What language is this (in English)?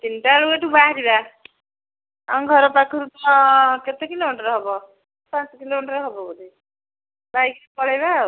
Odia